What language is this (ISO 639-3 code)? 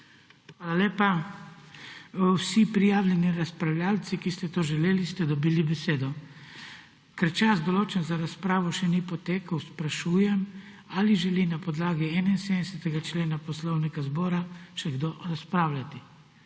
slv